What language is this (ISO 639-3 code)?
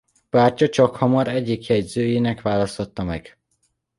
hun